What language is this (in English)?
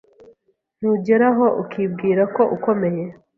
Kinyarwanda